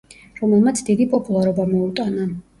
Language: Georgian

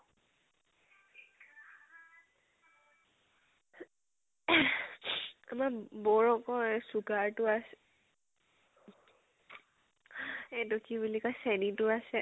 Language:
Assamese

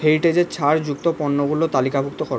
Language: Bangla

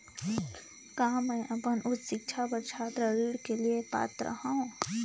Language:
Chhattisgarhi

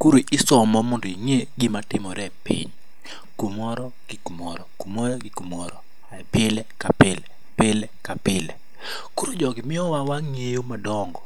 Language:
Luo (Kenya and Tanzania)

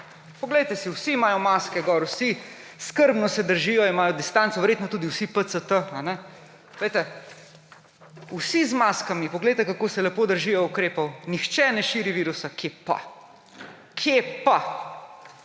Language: Slovenian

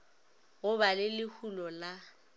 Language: Northern Sotho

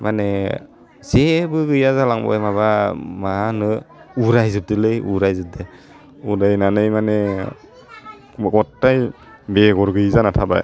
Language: Bodo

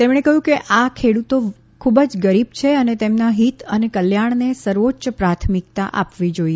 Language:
Gujarati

